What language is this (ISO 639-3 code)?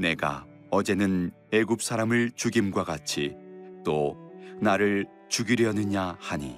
kor